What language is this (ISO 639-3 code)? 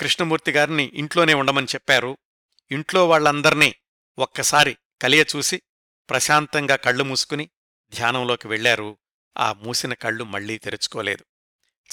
tel